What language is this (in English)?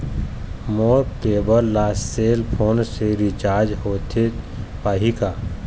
Chhattisgarhi